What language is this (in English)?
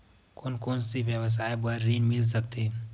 Chhattisgarhi